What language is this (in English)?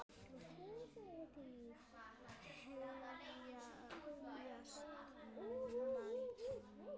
Icelandic